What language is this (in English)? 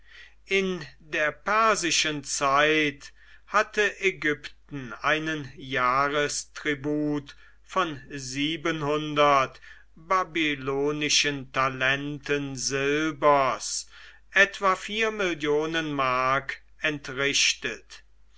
German